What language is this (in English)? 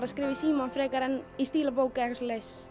Icelandic